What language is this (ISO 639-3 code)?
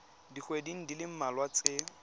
tsn